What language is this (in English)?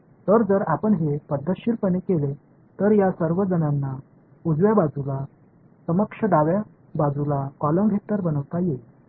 Marathi